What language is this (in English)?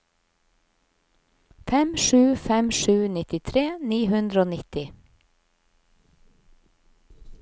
Norwegian